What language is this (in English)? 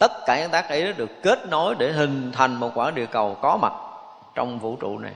Vietnamese